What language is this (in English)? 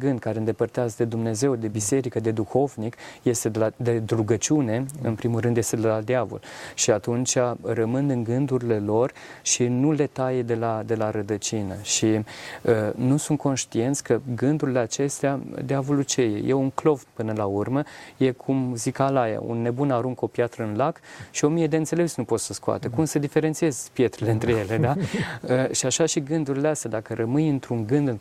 Romanian